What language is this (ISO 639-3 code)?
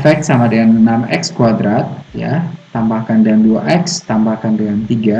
ind